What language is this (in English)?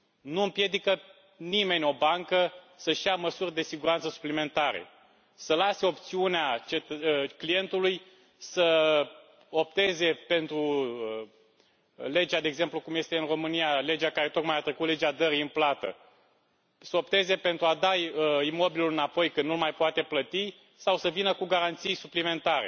Romanian